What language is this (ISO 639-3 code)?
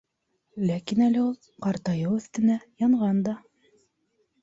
bak